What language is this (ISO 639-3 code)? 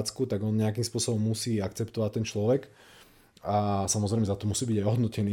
slk